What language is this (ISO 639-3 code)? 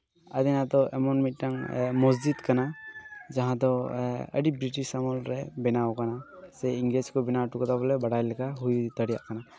sat